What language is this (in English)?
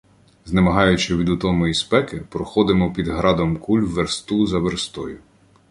Ukrainian